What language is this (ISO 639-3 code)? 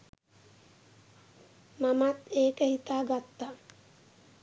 sin